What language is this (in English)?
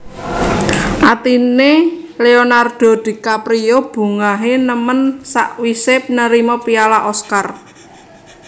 Javanese